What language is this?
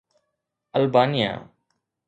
Sindhi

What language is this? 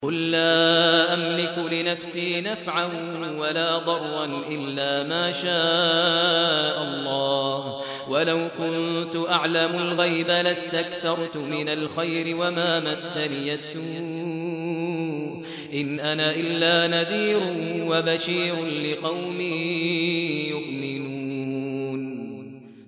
Arabic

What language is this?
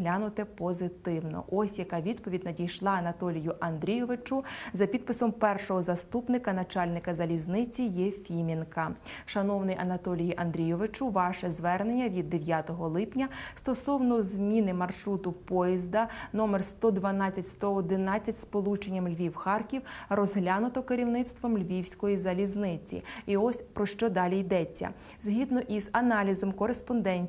Ukrainian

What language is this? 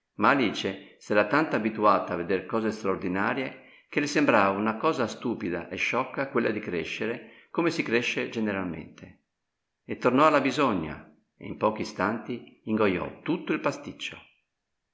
Italian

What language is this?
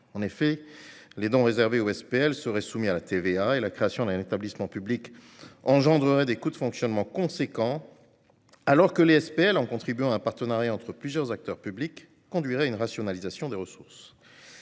French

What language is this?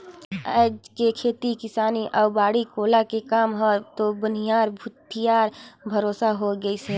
Chhattisgarhi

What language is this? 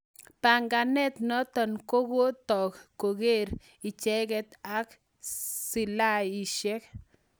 Kalenjin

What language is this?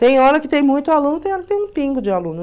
Portuguese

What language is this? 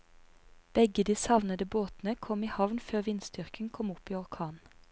Norwegian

